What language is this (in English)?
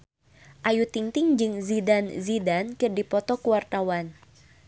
Sundanese